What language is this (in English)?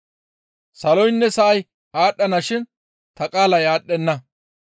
Gamo